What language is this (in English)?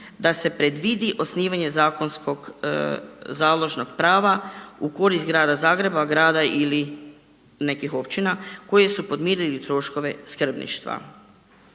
Croatian